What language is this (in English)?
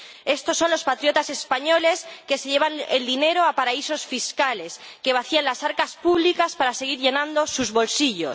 Spanish